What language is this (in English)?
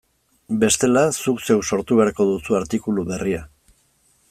Basque